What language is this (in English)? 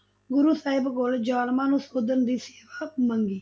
Punjabi